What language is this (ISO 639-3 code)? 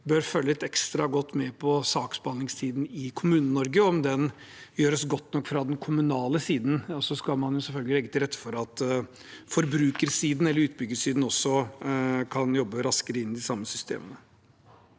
nor